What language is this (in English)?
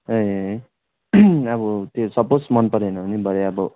Nepali